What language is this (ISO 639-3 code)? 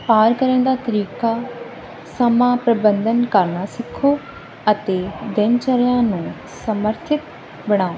pan